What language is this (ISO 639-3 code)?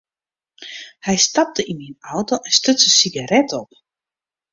fry